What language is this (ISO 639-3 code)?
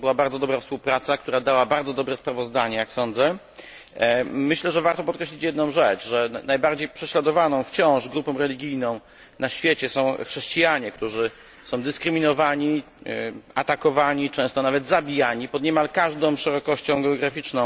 pol